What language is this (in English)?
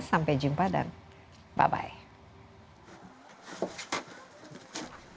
Indonesian